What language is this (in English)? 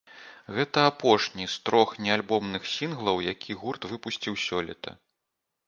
Belarusian